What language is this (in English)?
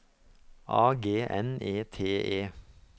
Norwegian